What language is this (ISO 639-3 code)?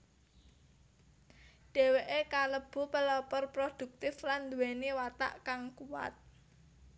jav